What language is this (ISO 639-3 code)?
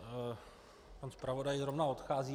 ces